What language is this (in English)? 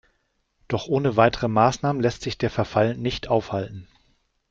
German